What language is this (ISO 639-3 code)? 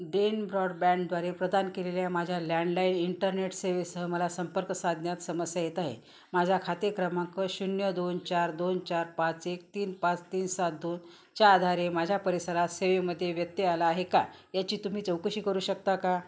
mar